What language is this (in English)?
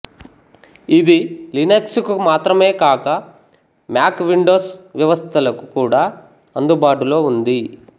Telugu